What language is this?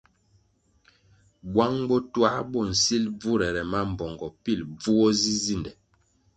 Kwasio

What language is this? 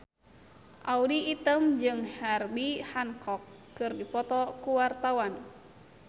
Sundanese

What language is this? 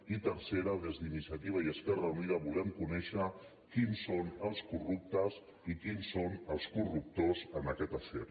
Catalan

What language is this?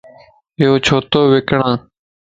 Lasi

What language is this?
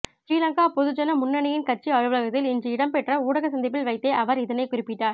Tamil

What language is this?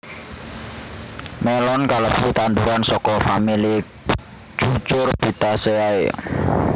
Javanese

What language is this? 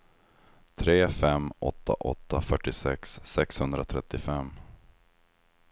Swedish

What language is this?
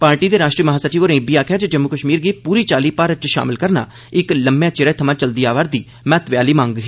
Dogri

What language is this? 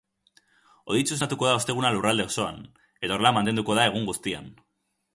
Basque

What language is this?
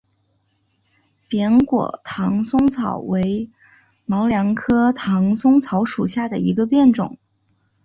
Chinese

